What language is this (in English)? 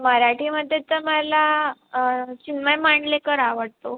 Marathi